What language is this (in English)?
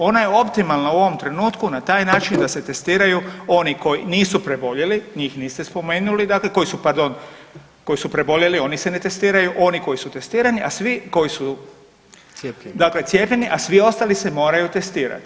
Croatian